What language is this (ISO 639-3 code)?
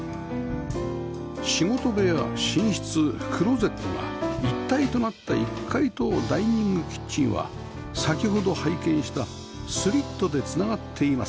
jpn